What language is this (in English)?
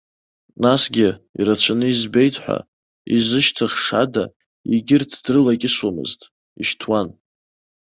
Abkhazian